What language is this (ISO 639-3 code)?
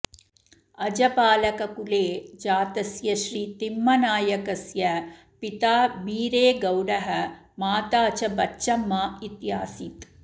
san